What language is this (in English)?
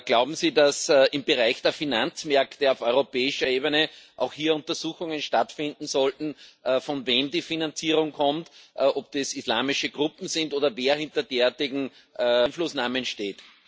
German